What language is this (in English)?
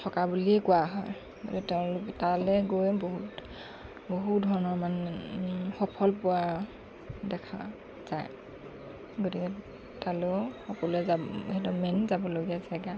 Assamese